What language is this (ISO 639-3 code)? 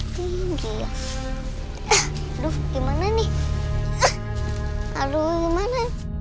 ind